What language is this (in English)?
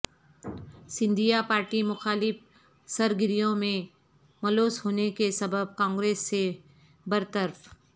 Urdu